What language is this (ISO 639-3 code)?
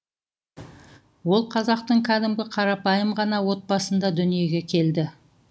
kaz